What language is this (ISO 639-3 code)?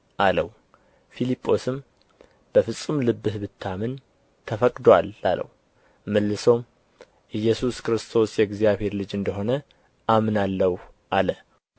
amh